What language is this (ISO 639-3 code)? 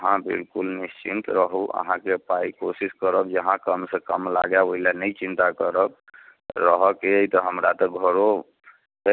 mai